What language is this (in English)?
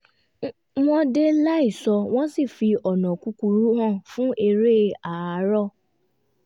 Yoruba